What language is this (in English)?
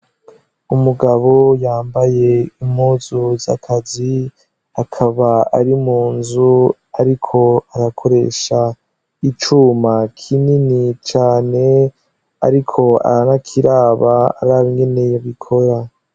Rundi